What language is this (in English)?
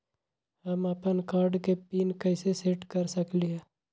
Magahi